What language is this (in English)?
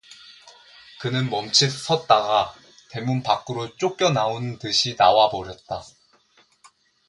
Korean